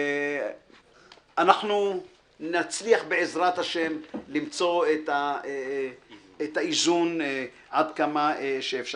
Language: Hebrew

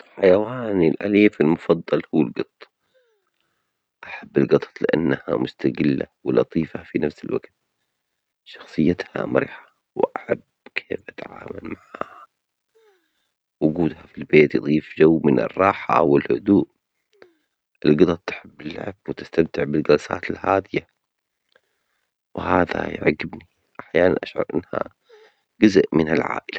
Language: Omani Arabic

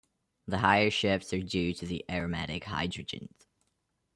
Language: English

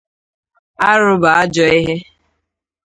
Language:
Igbo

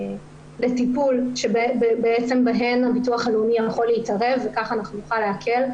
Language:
Hebrew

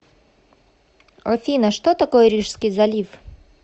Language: Russian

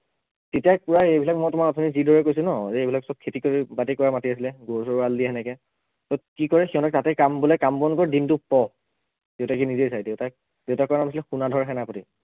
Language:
Assamese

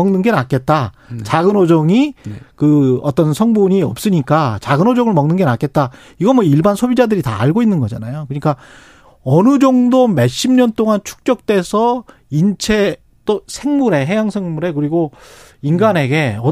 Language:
Korean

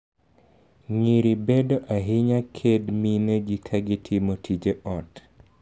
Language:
Luo (Kenya and Tanzania)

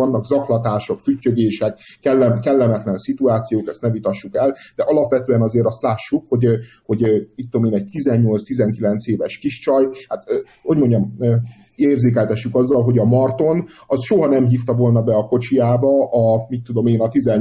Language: Hungarian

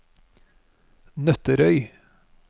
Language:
Norwegian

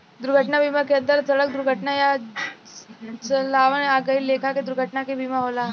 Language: Bhojpuri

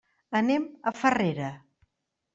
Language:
Catalan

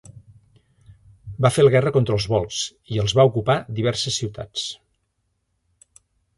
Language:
Catalan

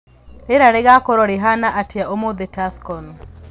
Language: Kikuyu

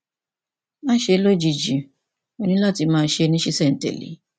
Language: Yoruba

